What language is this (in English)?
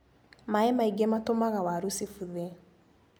Kikuyu